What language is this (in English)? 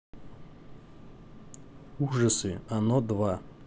Russian